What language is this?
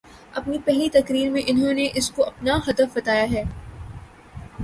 Urdu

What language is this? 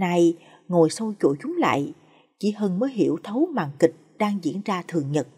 Vietnamese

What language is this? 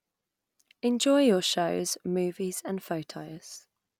English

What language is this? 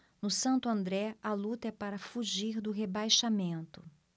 Portuguese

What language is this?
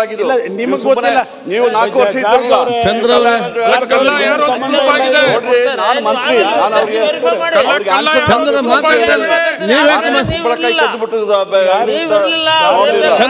Turkish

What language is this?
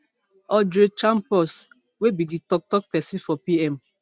Nigerian Pidgin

